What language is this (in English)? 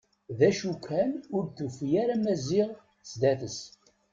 Kabyle